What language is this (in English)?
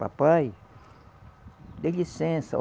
Portuguese